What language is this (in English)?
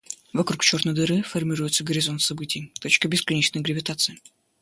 Russian